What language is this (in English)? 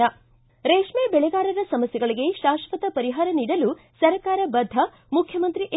Kannada